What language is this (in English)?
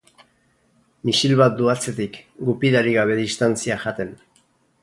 Basque